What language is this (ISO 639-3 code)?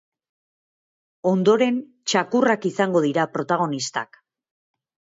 eus